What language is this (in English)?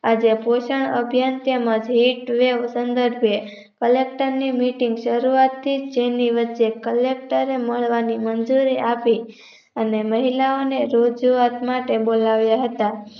Gujarati